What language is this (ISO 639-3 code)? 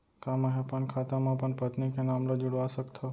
hne